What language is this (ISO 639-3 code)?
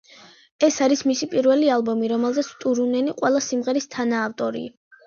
kat